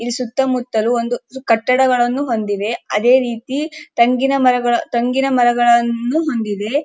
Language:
Kannada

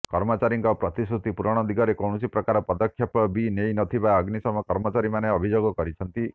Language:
Odia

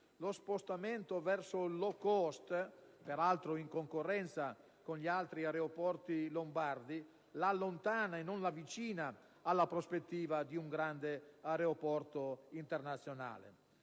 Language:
Italian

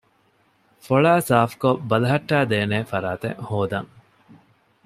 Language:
Divehi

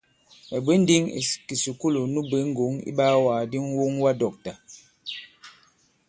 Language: Bankon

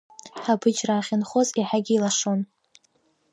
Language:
Abkhazian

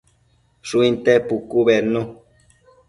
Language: Matsés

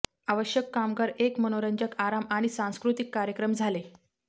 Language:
Marathi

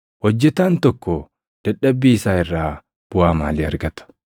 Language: Oromo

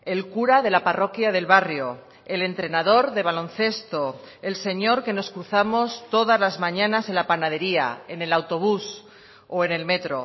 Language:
Spanish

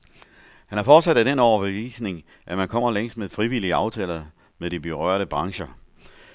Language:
Danish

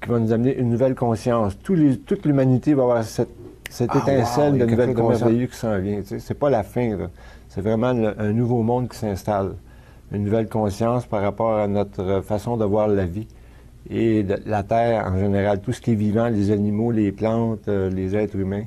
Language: French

